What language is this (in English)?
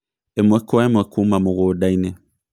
Kikuyu